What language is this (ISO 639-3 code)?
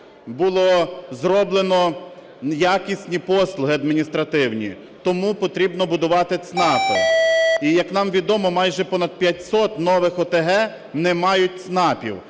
ukr